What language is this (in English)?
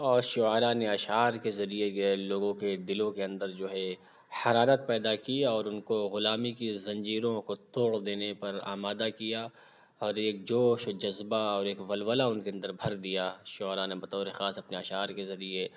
Urdu